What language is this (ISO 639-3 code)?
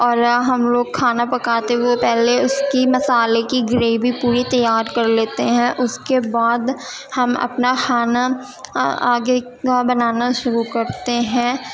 urd